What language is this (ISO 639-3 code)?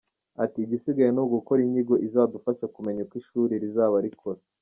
kin